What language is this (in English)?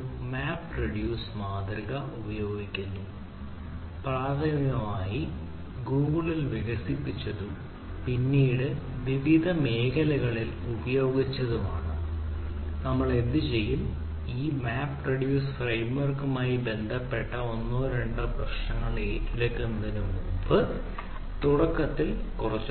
Malayalam